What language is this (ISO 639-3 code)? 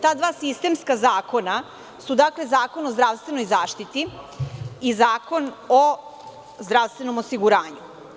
srp